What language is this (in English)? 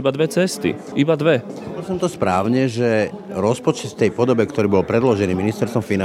Slovak